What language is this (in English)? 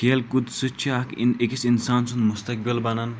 Kashmiri